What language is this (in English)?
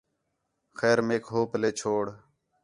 Khetrani